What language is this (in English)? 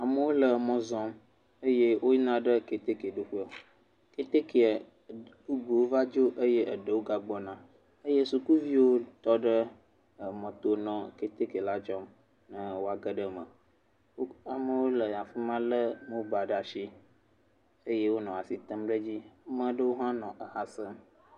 Ewe